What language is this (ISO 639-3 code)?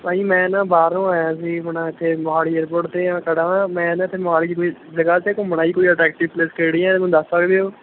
pan